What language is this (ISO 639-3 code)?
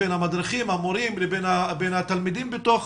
heb